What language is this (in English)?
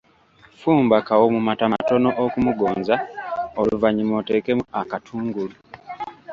Ganda